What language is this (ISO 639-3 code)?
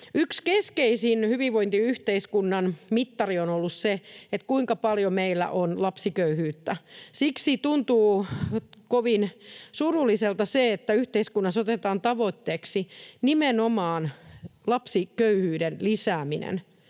fin